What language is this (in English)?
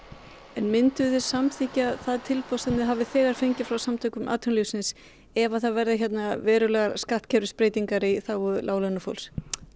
Icelandic